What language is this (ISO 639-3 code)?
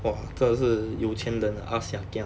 eng